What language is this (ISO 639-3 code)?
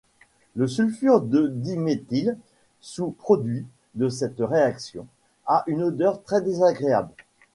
fra